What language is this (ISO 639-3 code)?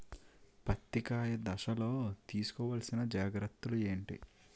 tel